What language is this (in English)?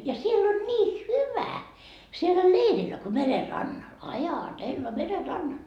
Finnish